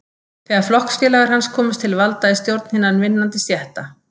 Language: Icelandic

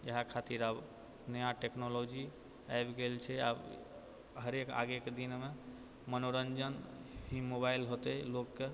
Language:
Maithili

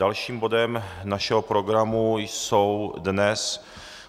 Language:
Czech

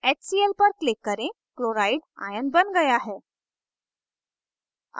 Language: Hindi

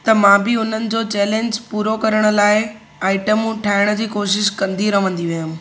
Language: Sindhi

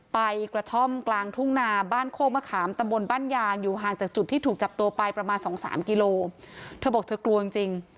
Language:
Thai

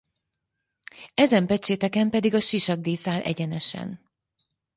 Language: Hungarian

